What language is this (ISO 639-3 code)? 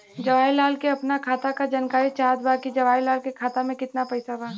bho